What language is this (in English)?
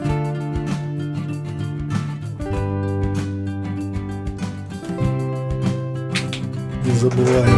Russian